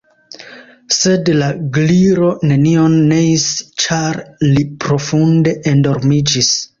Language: Esperanto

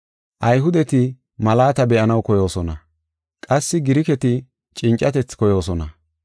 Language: Gofa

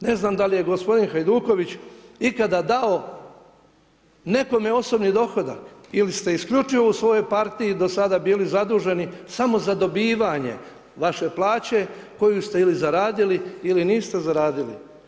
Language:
Croatian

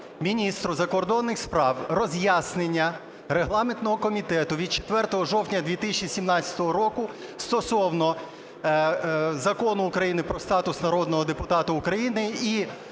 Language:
Ukrainian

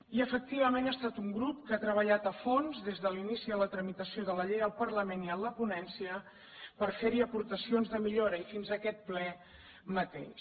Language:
Catalan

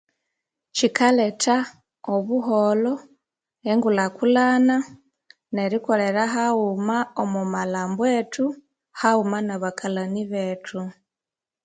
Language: Konzo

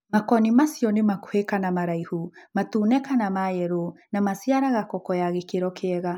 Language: Kikuyu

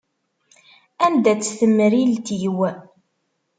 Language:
Kabyle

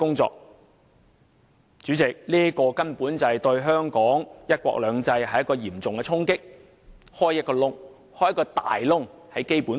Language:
Cantonese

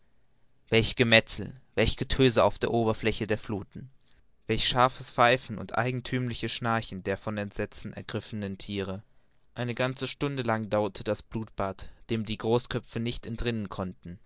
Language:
German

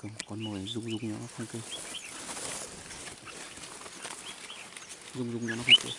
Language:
Vietnamese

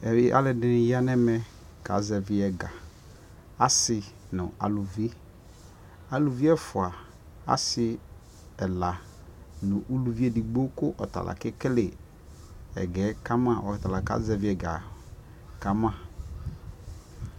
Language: Ikposo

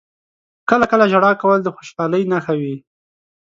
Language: Pashto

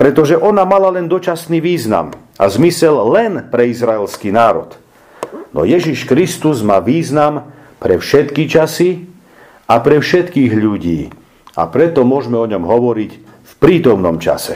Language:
Slovak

